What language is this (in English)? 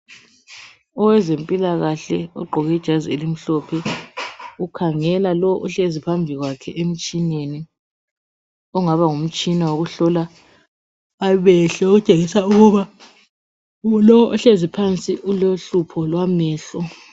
North Ndebele